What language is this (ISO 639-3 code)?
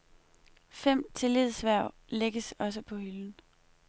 dan